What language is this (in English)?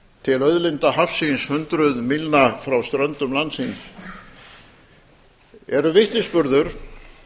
Icelandic